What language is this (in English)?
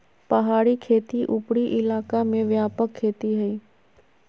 Magahi